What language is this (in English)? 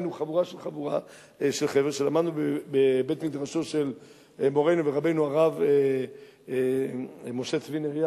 Hebrew